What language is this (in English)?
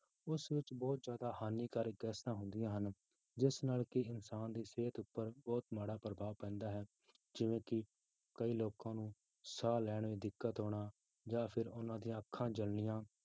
Punjabi